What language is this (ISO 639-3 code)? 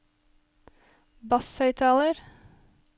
nor